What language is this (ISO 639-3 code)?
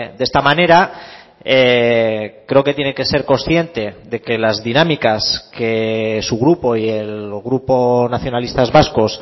spa